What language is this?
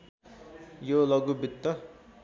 Nepali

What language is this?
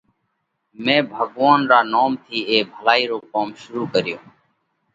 Parkari Koli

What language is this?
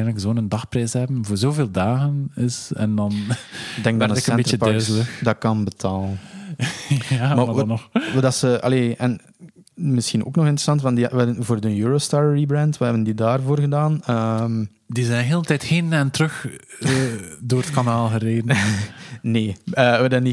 Dutch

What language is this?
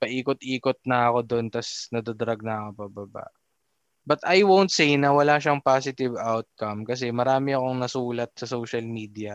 Filipino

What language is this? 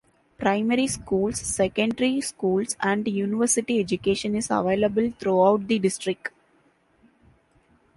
English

